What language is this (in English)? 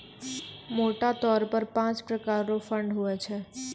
Maithili